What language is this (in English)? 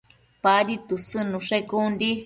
Matsés